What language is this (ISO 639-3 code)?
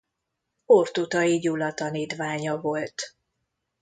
hun